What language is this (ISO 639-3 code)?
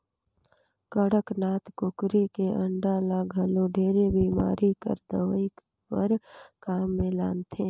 hne